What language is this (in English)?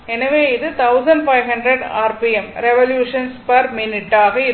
Tamil